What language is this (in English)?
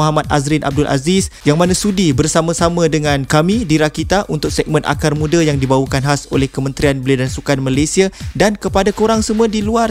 Malay